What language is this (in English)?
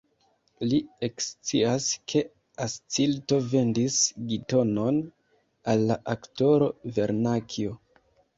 Esperanto